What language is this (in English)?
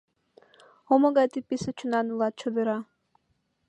Mari